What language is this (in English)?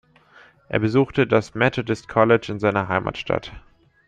German